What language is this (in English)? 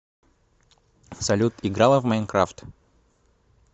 Russian